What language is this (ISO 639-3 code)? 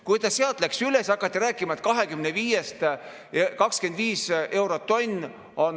est